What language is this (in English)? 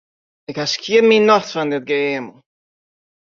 Western Frisian